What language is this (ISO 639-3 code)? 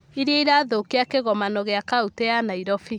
kik